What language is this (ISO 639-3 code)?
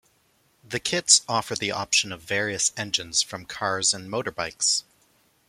eng